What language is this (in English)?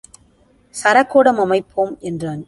Tamil